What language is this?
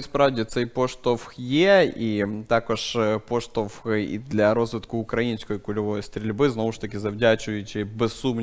Ukrainian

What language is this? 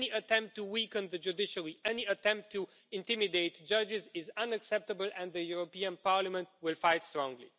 English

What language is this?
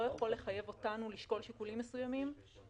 Hebrew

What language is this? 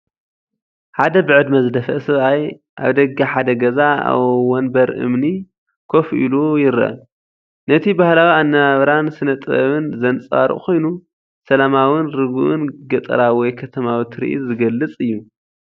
Tigrinya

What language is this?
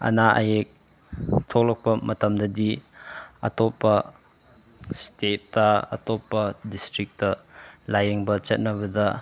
Manipuri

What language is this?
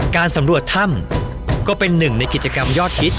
Thai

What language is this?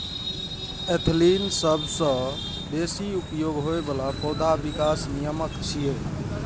Maithili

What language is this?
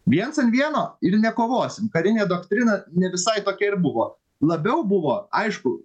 Lithuanian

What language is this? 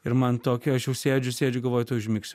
Lithuanian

